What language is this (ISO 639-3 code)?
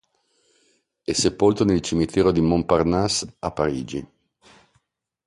ita